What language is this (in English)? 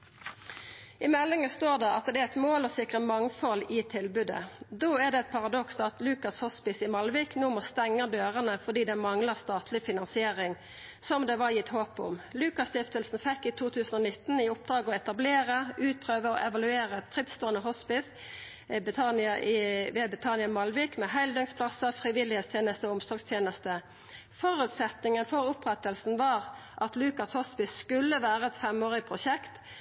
Norwegian Nynorsk